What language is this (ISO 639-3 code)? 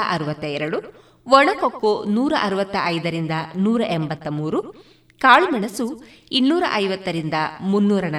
kan